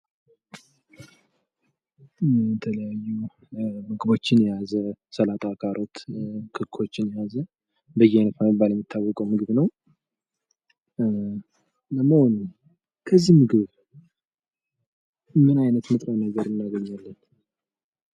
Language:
Amharic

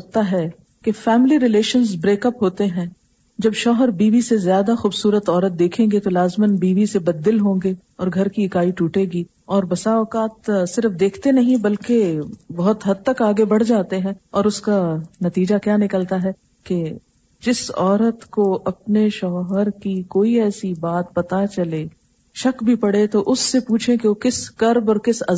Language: Urdu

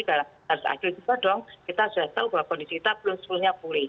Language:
Indonesian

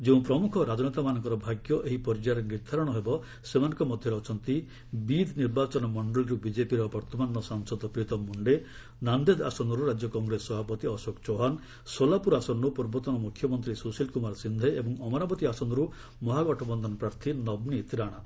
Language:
Odia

